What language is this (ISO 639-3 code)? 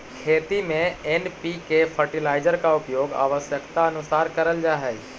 mag